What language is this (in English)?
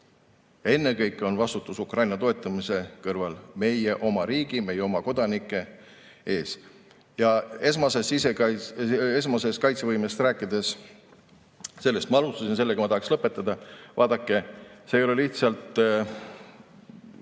Estonian